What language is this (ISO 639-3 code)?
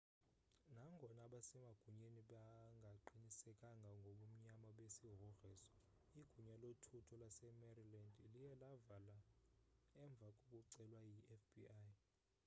xho